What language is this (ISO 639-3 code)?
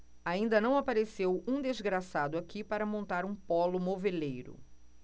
por